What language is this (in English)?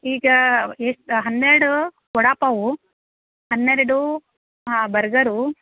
Kannada